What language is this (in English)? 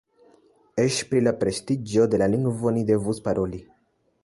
Esperanto